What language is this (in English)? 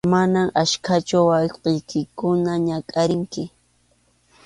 Arequipa-La Unión Quechua